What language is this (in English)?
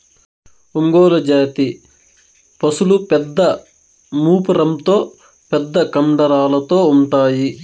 Telugu